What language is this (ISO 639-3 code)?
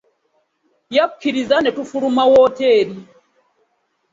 lug